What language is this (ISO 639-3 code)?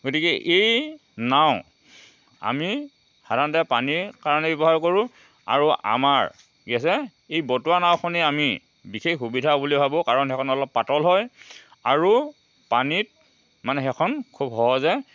asm